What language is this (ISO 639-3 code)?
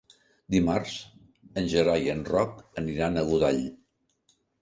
cat